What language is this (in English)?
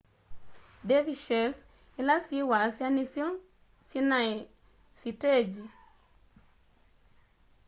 Kamba